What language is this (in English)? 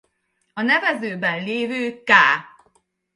Hungarian